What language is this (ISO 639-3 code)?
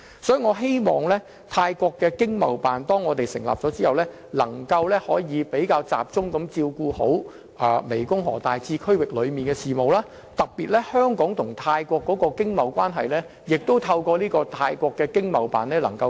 yue